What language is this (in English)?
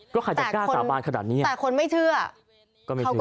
Thai